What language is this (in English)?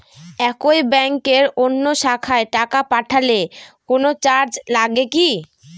Bangla